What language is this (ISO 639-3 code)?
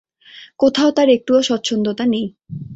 ben